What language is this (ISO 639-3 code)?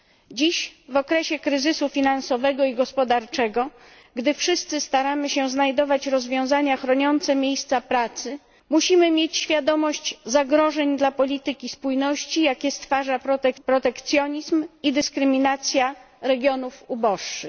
pol